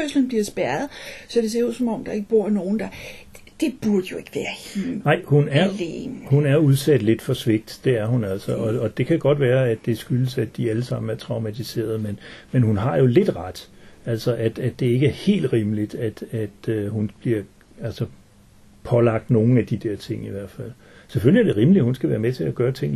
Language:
Danish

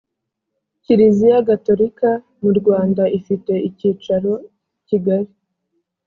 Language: Kinyarwanda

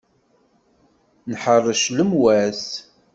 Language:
Kabyle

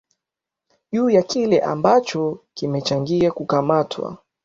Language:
Swahili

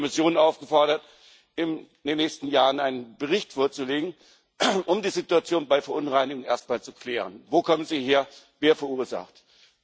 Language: German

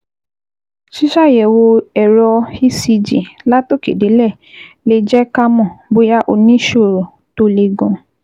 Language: Yoruba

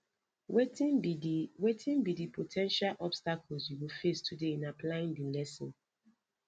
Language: Nigerian Pidgin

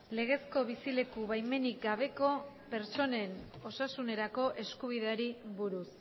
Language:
Basque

